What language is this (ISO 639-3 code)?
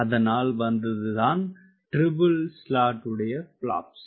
tam